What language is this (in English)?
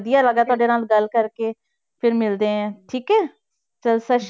Punjabi